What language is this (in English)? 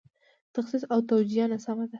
Pashto